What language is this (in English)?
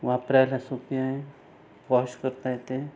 Marathi